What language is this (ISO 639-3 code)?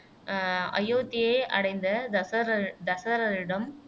tam